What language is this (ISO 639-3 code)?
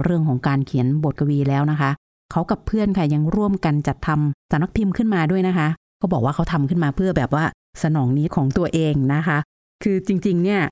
tha